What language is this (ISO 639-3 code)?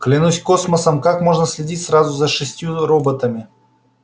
rus